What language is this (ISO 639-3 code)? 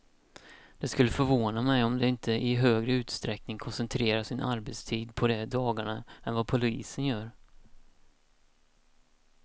swe